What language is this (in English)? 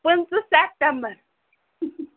Kashmiri